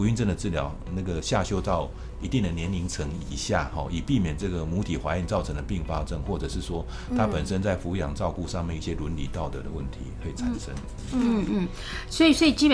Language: Chinese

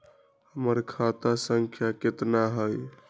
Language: Magahi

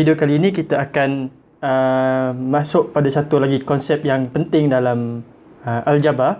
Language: Malay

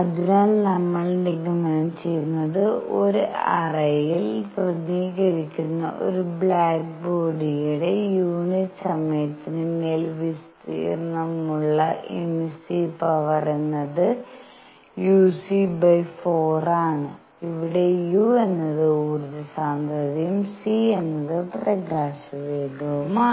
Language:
Malayalam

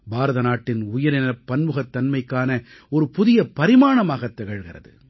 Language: Tamil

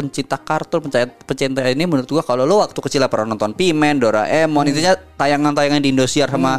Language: Indonesian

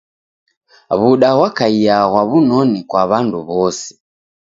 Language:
Taita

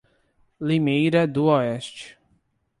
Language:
Portuguese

